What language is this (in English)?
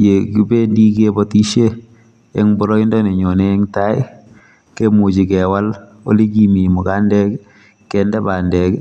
Kalenjin